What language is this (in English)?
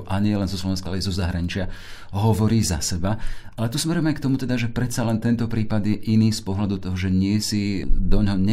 Slovak